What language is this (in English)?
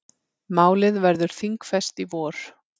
Icelandic